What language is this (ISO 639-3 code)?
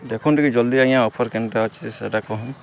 ori